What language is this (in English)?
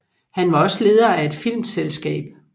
Danish